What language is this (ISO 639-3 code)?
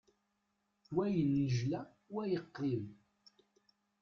kab